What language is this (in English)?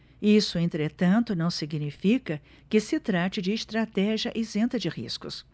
Portuguese